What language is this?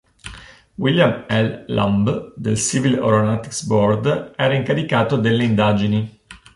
Italian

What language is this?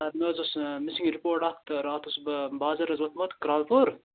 Kashmiri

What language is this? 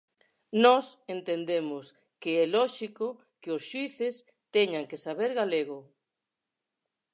Galician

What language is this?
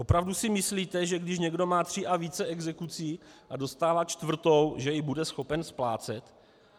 Czech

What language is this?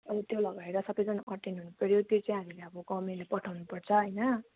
Nepali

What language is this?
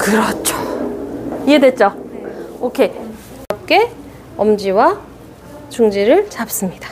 Korean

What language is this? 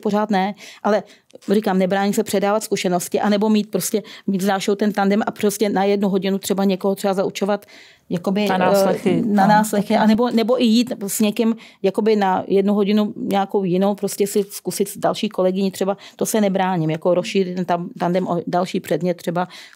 Czech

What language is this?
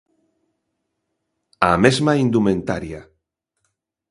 Galician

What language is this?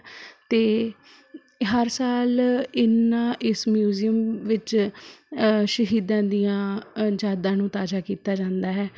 Punjabi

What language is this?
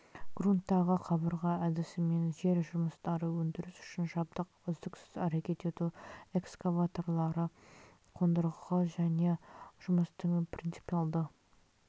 Kazakh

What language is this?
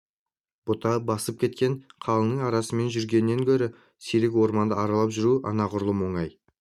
Kazakh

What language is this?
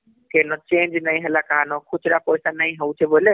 Odia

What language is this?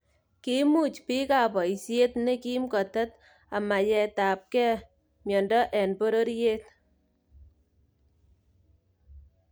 Kalenjin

